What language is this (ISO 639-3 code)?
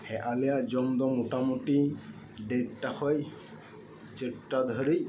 sat